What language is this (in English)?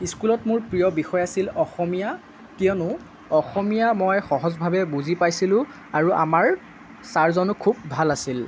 Assamese